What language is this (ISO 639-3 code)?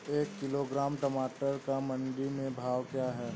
hin